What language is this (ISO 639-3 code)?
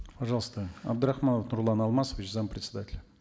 kaz